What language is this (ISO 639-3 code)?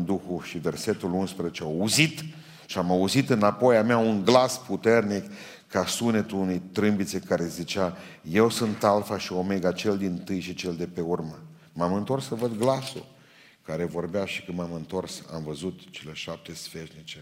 ron